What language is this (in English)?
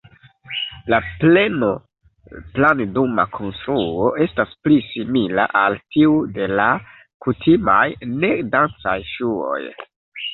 Esperanto